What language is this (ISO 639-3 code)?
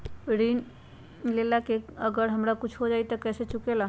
mag